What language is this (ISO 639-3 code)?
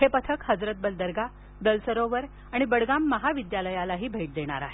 mar